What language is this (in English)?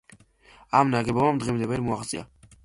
Georgian